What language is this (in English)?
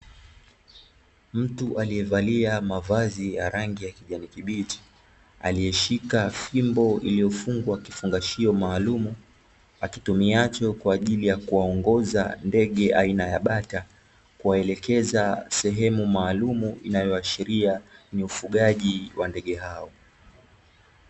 Swahili